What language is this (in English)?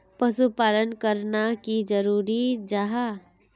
Magahi